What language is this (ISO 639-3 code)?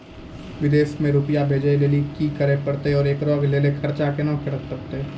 mai